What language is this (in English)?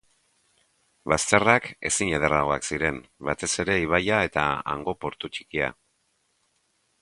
Basque